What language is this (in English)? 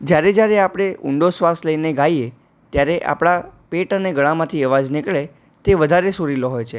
Gujarati